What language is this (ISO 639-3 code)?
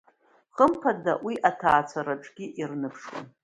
abk